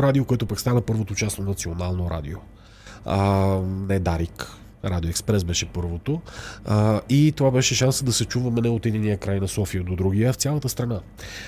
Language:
Bulgarian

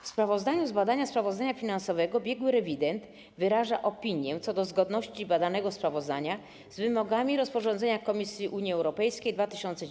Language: Polish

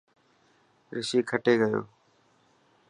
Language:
Dhatki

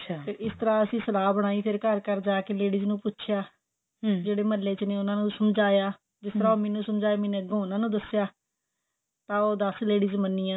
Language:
Punjabi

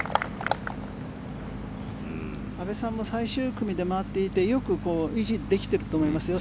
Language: Japanese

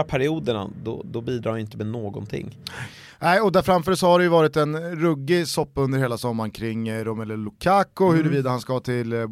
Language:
Swedish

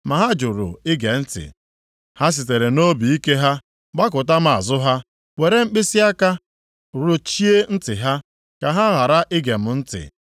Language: Igbo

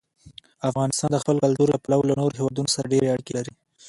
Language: Pashto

